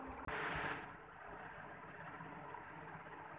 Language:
Bhojpuri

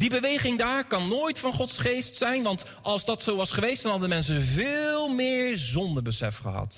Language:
Dutch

